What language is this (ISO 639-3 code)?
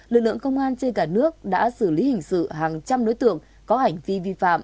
vie